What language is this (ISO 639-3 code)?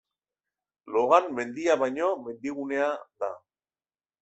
eus